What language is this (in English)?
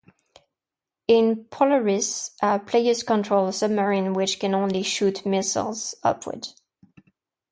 English